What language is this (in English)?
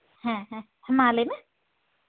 Santali